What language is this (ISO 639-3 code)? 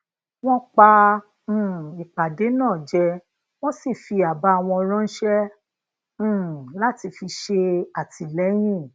yor